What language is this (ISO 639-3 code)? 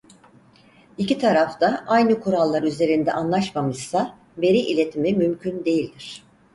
tur